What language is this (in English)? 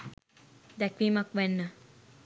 Sinhala